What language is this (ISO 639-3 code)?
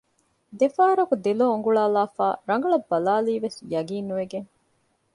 div